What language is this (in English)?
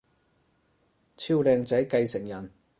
Cantonese